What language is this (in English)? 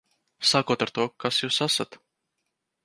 Latvian